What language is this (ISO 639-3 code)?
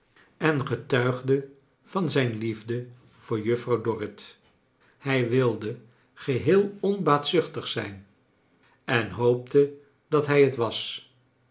nld